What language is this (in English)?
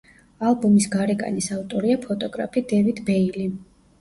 Georgian